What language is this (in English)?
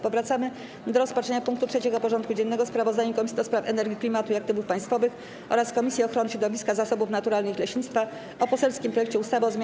Polish